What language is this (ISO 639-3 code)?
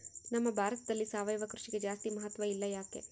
kan